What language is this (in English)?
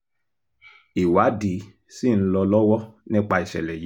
Yoruba